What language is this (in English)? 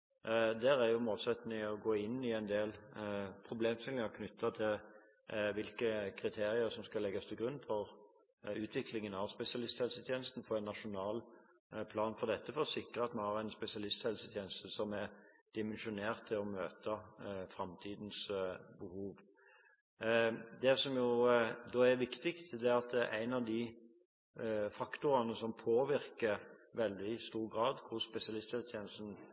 Norwegian Bokmål